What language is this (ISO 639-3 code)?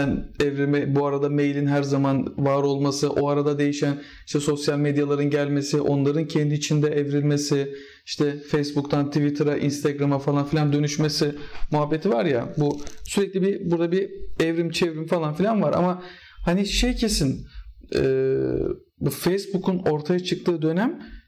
tur